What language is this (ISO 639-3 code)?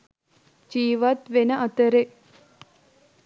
sin